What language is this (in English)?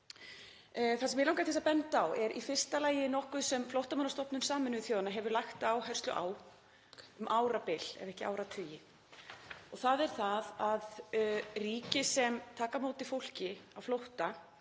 Icelandic